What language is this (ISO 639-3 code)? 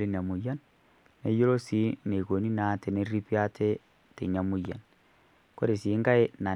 mas